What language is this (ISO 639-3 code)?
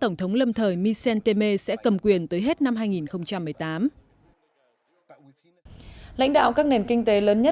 vie